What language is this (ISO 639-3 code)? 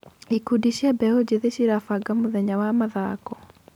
kik